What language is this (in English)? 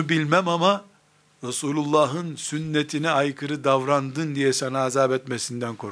Turkish